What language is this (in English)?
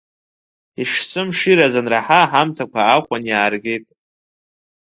Abkhazian